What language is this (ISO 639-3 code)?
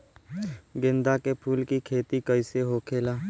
bho